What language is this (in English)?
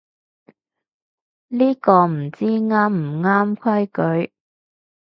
Cantonese